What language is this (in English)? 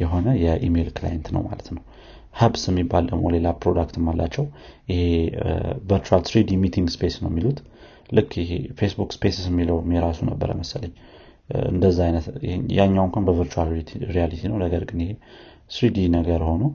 Amharic